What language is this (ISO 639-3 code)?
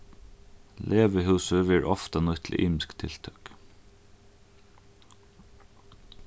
fao